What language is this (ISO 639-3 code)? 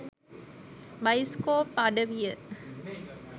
sin